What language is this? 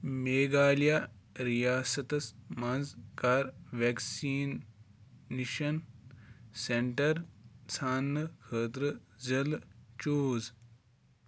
Kashmiri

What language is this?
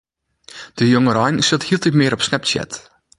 Western Frisian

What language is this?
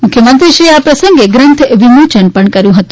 Gujarati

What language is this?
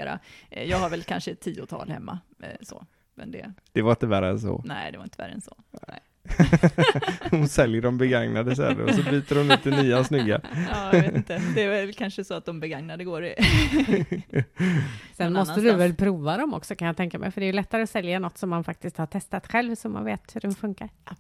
Swedish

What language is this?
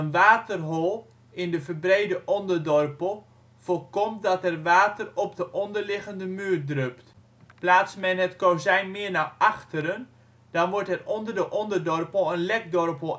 Dutch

